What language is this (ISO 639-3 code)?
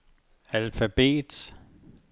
dan